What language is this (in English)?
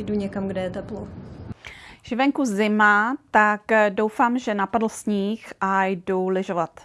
Czech